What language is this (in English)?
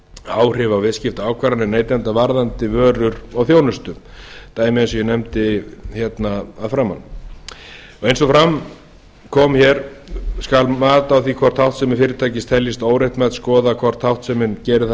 Icelandic